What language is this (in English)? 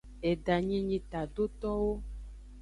Aja (Benin)